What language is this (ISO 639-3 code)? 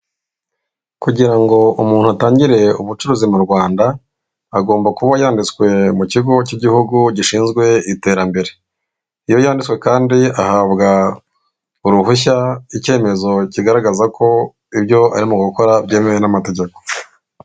kin